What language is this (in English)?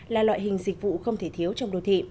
Vietnamese